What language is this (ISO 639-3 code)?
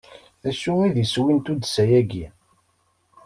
kab